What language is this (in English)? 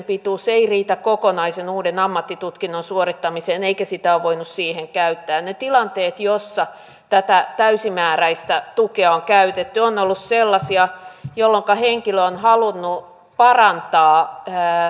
Finnish